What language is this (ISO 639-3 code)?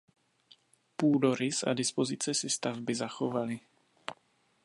ces